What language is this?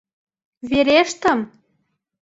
Mari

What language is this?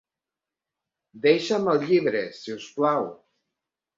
Catalan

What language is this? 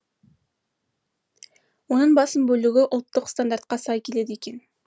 Kazakh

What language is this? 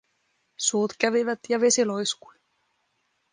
Finnish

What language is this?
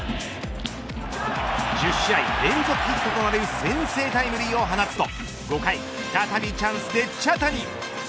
Japanese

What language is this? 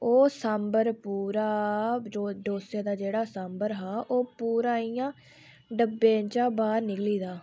Dogri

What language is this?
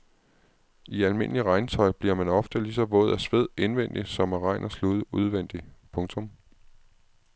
Danish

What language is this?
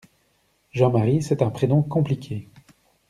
French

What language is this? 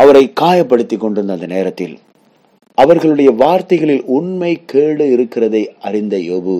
Tamil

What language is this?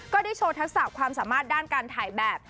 Thai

